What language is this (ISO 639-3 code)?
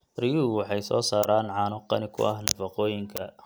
som